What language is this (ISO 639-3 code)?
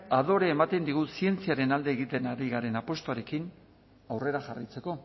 eus